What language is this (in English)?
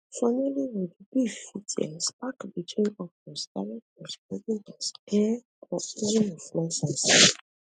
Nigerian Pidgin